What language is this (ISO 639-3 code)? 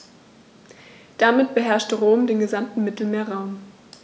deu